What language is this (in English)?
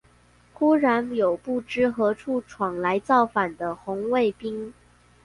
Chinese